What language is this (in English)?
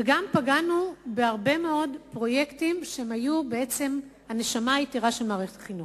Hebrew